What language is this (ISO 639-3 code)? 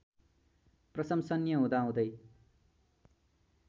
nep